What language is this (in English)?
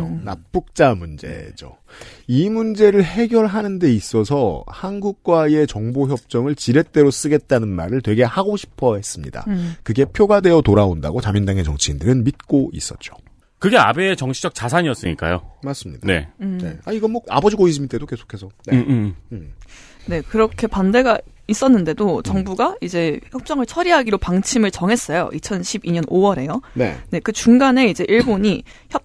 Korean